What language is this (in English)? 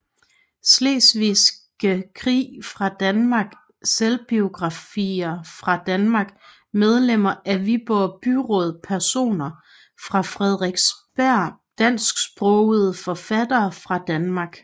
Danish